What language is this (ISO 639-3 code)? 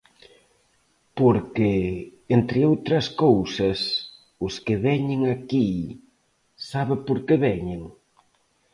glg